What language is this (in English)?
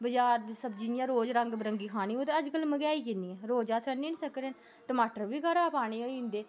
Dogri